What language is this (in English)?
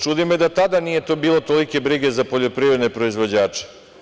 Serbian